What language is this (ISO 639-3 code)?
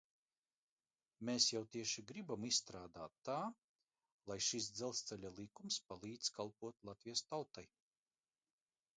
lav